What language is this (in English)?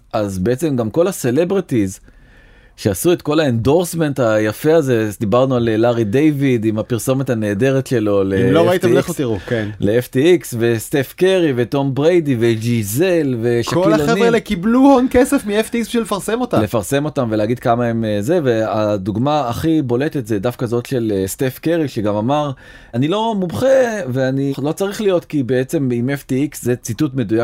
Hebrew